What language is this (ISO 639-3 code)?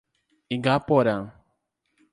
por